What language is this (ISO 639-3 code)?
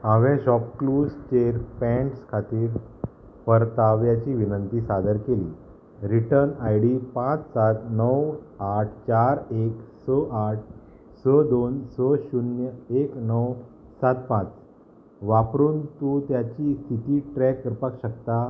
kok